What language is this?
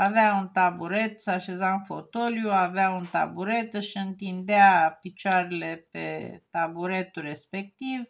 Romanian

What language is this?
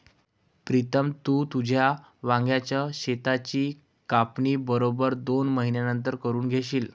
Marathi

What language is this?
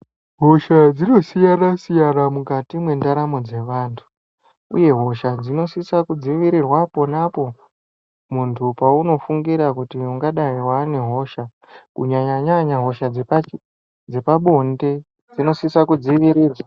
Ndau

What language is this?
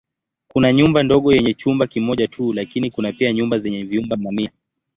Swahili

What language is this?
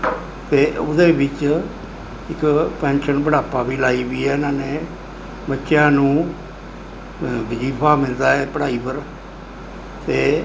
Punjabi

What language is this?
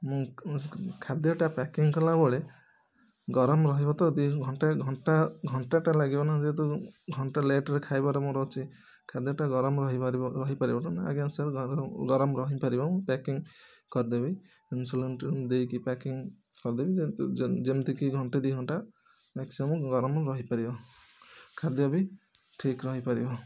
Odia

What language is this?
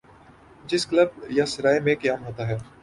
Urdu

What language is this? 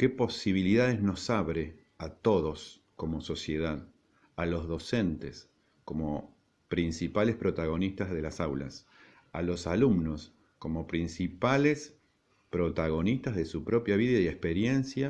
Spanish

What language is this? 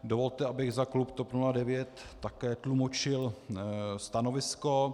Czech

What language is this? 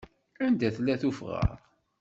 Kabyle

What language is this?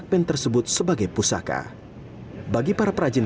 Indonesian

